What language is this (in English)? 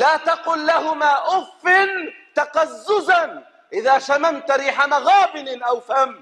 Arabic